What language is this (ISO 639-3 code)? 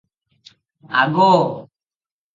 ori